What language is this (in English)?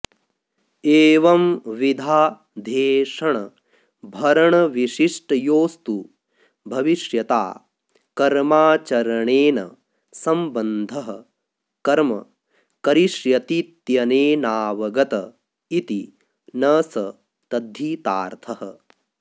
Sanskrit